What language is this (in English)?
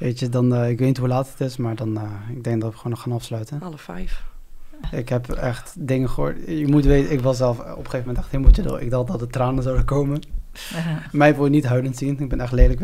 Dutch